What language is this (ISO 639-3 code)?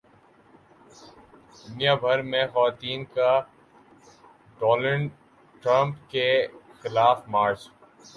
urd